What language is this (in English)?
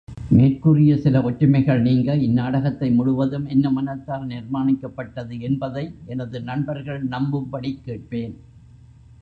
Tamil